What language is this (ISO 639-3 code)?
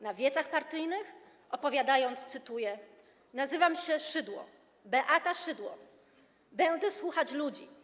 pol